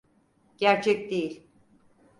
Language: Turkish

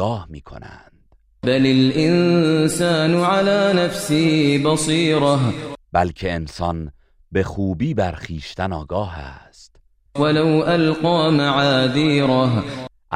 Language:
Persian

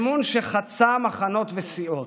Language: Hebrew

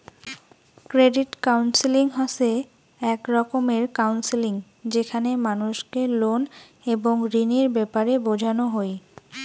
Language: Bangla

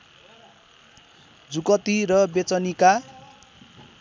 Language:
Nepali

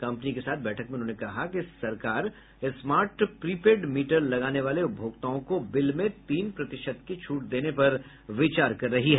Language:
Hindi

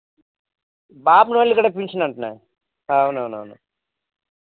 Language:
Telugu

